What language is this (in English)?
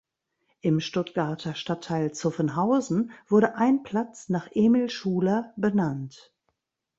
German